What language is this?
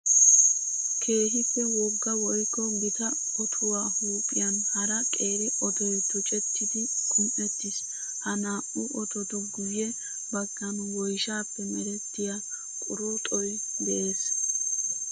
Wolaytta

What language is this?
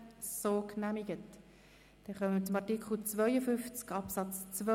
Swiss German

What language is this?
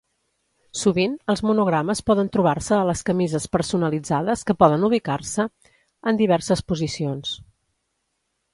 Catalan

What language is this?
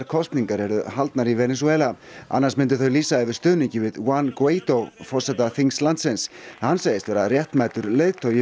Icelandic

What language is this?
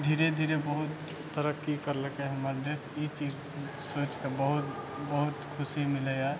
Maithili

